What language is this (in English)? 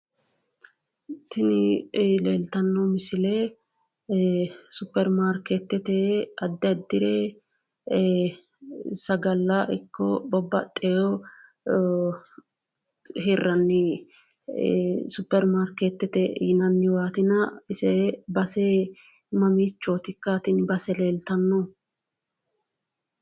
Sidamo